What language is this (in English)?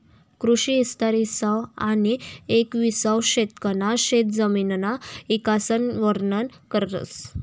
Marathi